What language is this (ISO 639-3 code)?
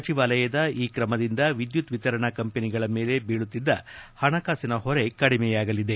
kan